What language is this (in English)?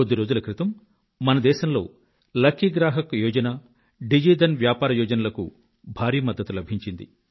Telugu